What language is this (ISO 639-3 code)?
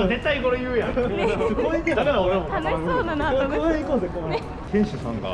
jpn